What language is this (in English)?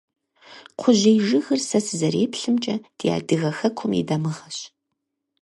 Kabardian